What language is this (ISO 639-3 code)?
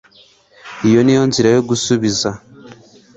kin